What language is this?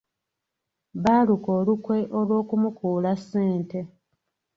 Ganda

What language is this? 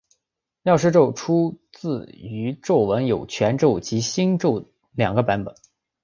Chinese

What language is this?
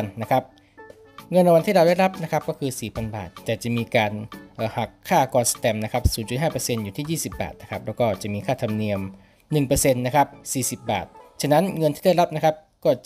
Thai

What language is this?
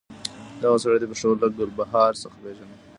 Pashto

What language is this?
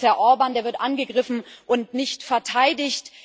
German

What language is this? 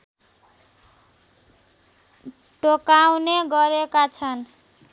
Nepali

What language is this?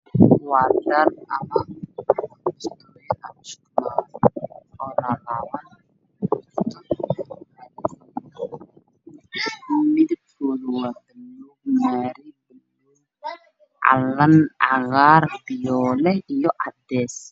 Somali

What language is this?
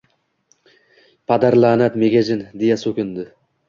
Uzbek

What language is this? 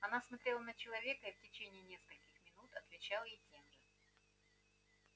Russian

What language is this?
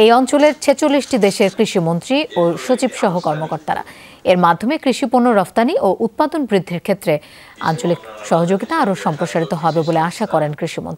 Romanian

